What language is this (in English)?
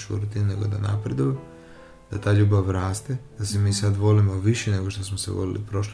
Croatian